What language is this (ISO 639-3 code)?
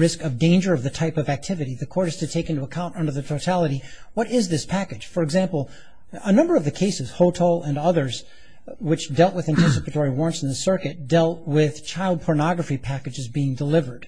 eng